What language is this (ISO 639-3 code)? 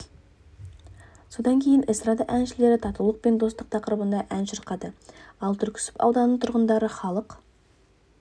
kaz